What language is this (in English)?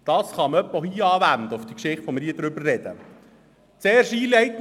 Swiss German